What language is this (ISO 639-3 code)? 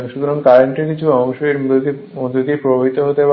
ben